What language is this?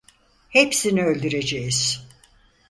Turkish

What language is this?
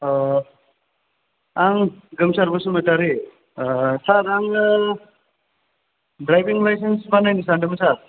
Bodo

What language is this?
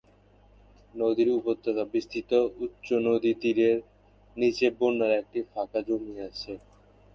Bangla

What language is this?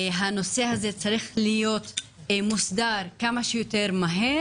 Hebrew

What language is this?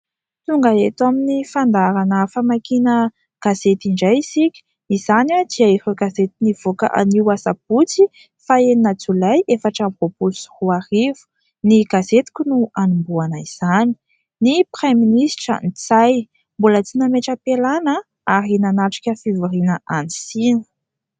Malagasy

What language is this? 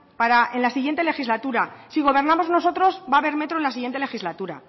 Spanish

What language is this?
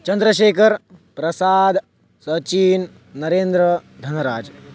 Sanskrit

